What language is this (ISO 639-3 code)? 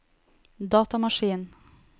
nor